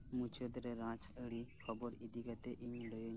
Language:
Santali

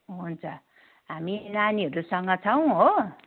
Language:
Nepali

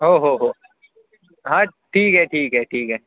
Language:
Marathi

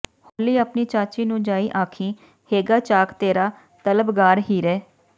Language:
Punjabi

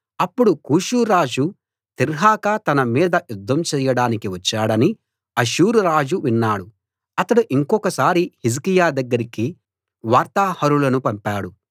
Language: Telugu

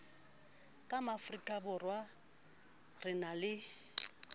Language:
Southern Sotho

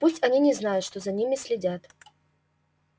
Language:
Russian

